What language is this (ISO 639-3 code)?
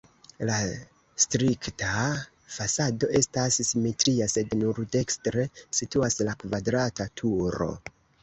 epo